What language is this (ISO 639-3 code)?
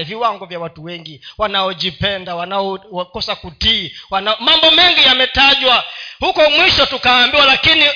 swa